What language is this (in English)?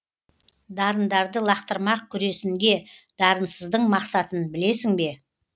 Kazakh